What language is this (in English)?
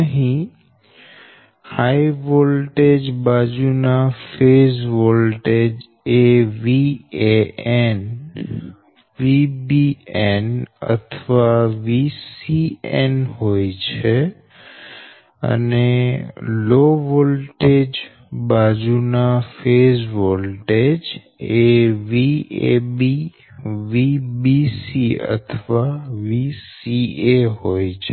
Gujarati